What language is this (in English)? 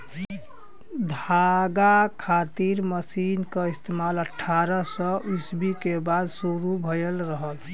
Bhojpuri